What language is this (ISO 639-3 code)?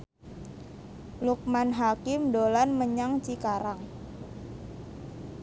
jav